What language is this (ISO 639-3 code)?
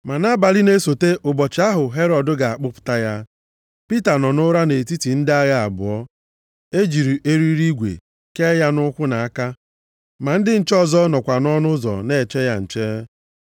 ibo